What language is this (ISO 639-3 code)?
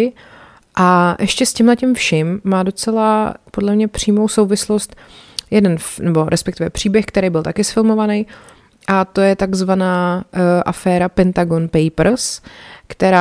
ces